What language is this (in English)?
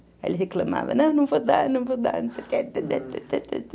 Portuguese